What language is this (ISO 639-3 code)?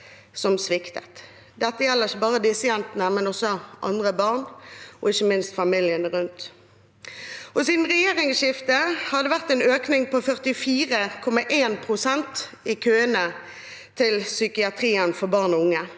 nor